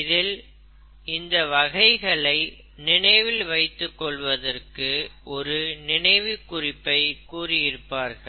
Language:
Tamil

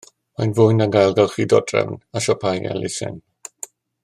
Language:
Welsh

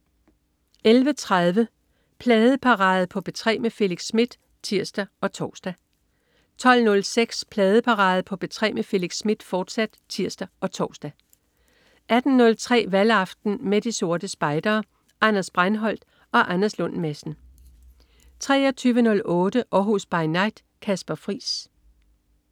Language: Danish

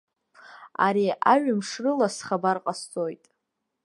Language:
Abkhazian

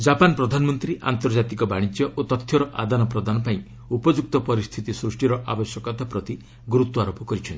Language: Odia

